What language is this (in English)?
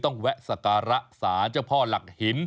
Thai